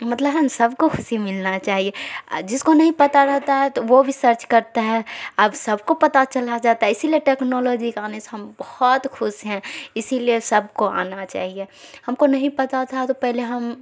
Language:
Urdu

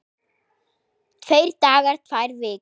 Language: Icelandic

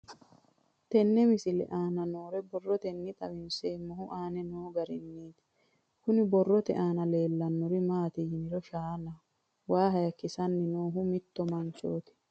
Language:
Sidamo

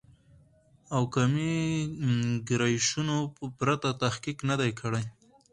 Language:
Pashto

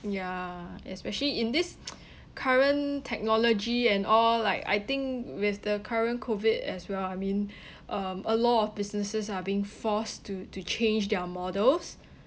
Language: English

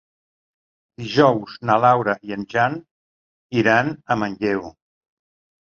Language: Catalan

